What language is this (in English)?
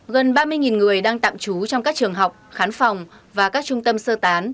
Vietnamese